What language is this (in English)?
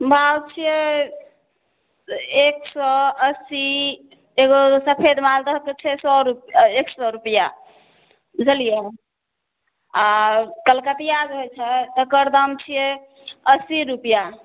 Maithili